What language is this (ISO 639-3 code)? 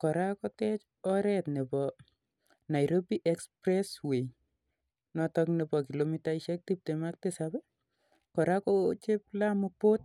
kln